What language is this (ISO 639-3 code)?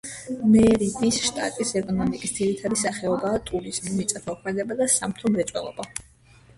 kat